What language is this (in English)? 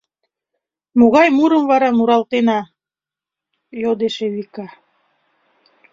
Mari